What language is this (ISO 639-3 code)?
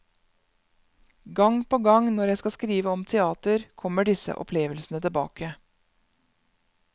nor